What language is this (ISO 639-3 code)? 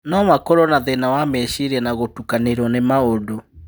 kik